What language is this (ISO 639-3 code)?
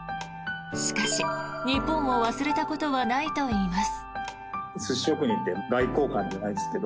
jpn